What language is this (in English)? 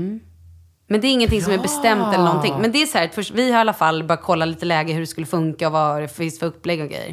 Swedish